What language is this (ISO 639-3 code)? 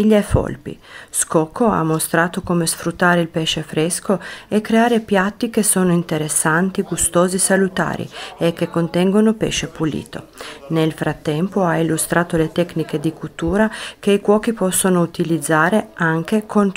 ita